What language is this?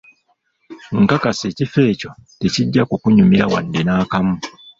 Ganda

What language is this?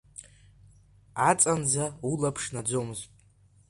Abkhazian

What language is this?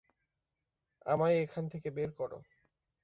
Bangla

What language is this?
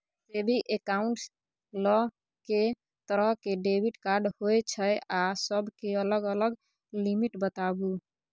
Maithili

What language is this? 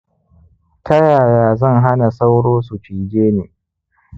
Hausa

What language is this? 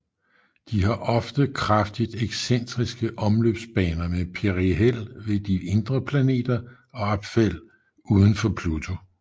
Danish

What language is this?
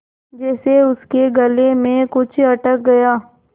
Hindi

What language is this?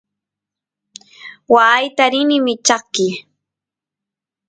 Santiago del Estero Quichua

